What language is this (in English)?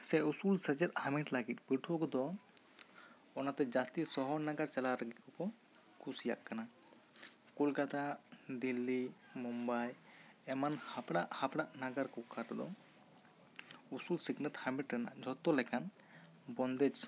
Santali